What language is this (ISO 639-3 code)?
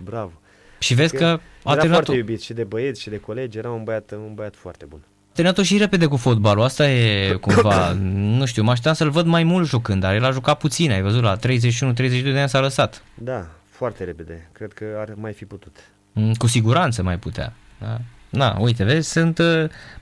ron